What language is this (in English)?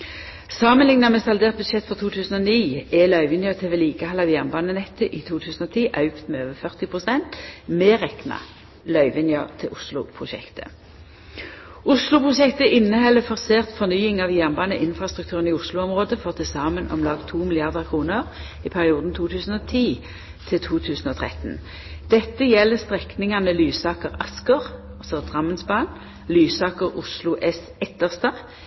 Norwegian Nynorsk